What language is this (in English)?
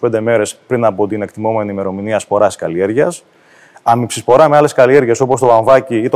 Greek